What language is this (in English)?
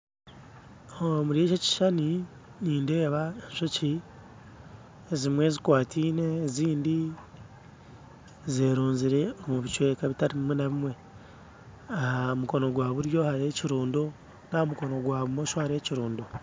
Nyankole